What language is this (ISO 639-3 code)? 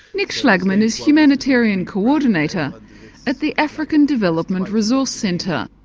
eng